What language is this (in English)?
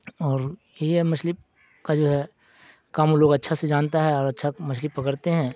Urdu